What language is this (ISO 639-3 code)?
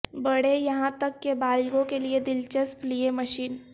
urd